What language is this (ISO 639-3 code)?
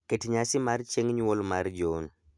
luo